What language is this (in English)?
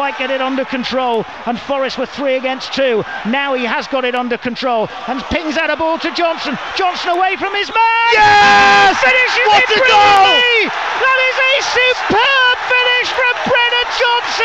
English